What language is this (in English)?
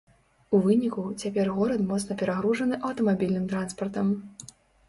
Belarusian